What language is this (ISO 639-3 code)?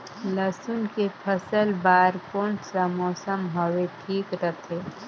hne